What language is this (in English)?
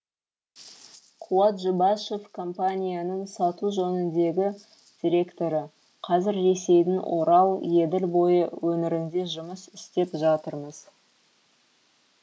Kazakh